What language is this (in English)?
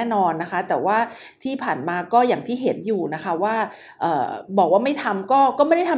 Thai